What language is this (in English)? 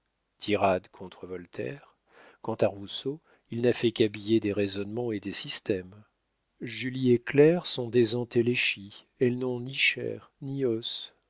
French